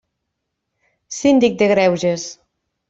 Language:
Catalan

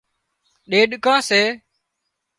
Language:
Wadiyara Koli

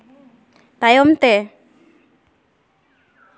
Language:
Santali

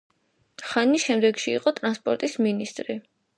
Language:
Georgian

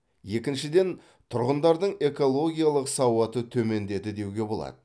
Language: Kazakh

